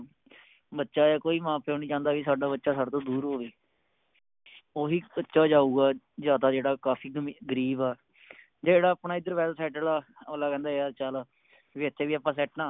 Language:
Punjabi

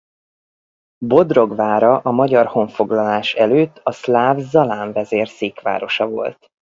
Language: Hungarian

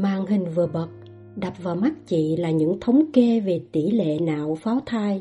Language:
Vietnamese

